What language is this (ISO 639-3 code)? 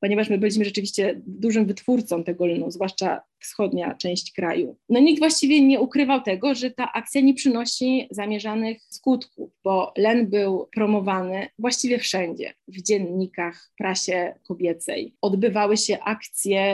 pol